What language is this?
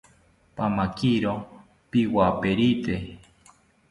South Ucayali Ashéninka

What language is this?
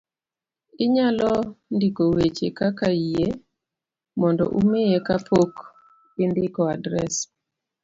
Luo (Kenya and Tanzania)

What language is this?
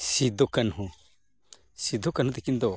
Santali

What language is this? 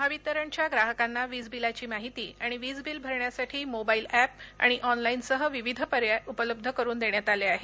Marathi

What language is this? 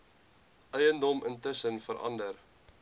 Afrikaans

